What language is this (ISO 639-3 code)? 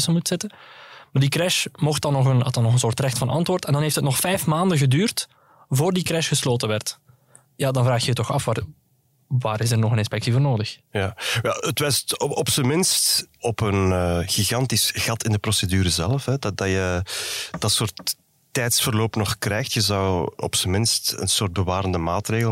nld